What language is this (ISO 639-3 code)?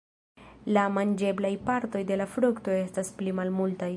epo